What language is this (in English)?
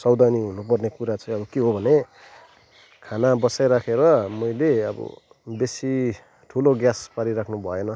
Nepali